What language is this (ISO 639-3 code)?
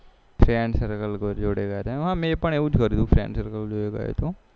guj